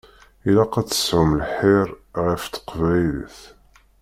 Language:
Kabyle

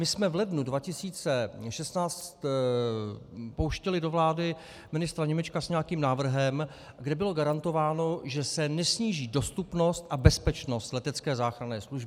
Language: Czech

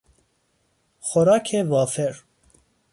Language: Persian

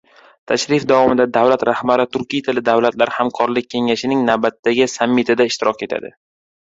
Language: Uzbek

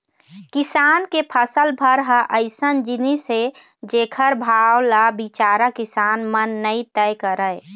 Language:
Chhattisgarhi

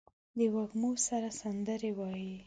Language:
Pashto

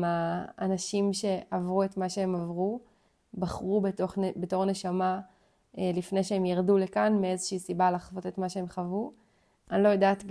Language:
Hebrew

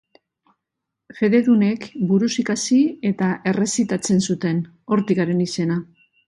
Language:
Basque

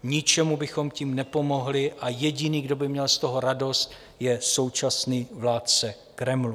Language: Czech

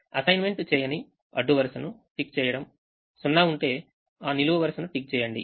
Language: Telugu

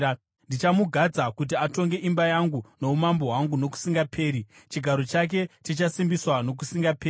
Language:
Shona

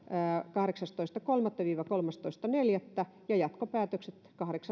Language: Finnish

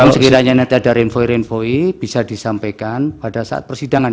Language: Indonesian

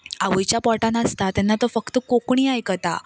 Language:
Konkani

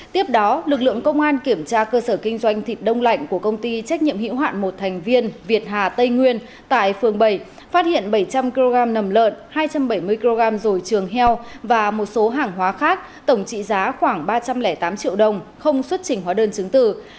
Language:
Vietnamese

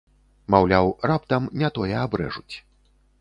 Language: Belarusian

